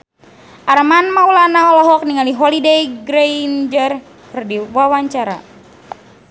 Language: Sundanese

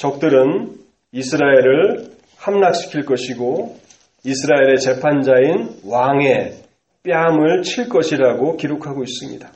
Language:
Korean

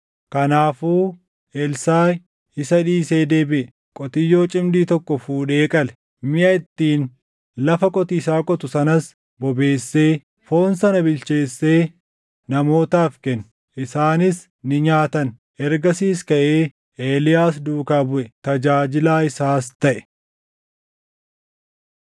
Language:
Oromo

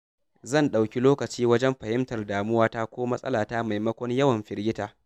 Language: Hausa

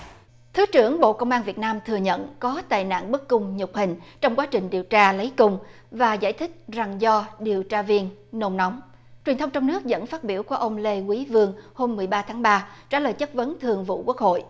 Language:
Vietnamese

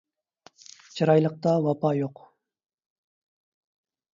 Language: Uyghur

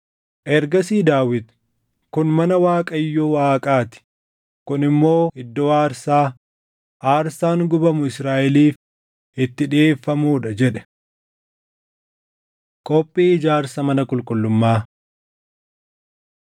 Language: Oromo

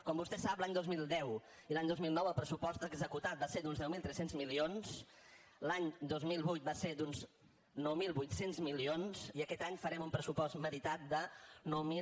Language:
Catalan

